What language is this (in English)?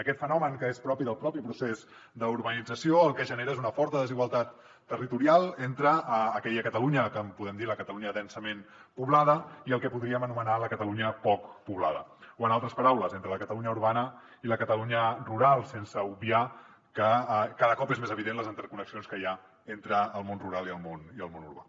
Catalan